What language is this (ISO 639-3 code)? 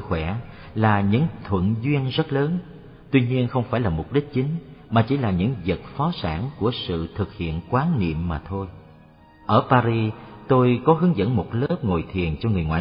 vie